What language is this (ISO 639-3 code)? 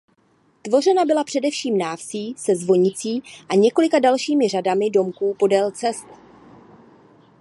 ces